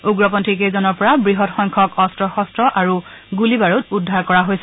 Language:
Assamese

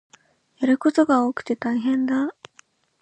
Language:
Japanese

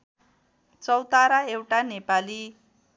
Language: Nepali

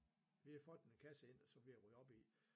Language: Danish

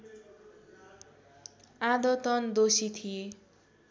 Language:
Nepali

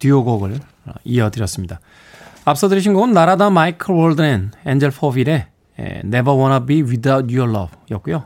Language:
Korean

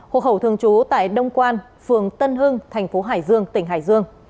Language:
Vietnamese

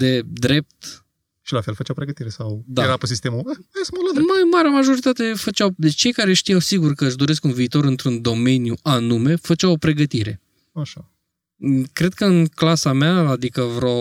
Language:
Romanian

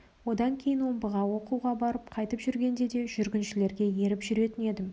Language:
Kazakh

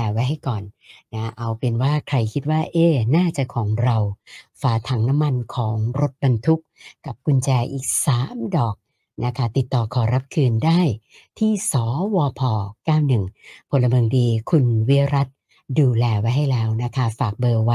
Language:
Thai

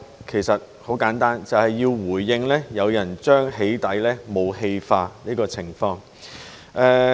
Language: Cantonese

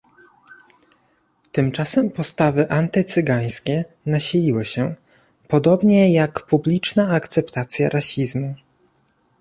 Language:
Polish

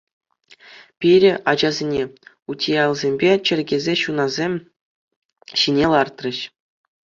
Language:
Chuvash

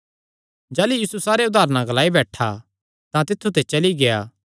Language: Kangri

